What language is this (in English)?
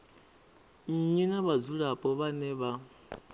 Venda